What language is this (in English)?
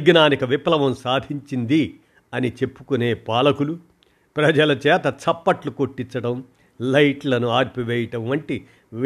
Telugu